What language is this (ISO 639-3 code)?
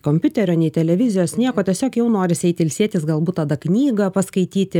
lit